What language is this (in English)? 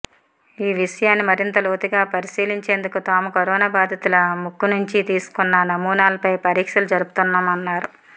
Telugu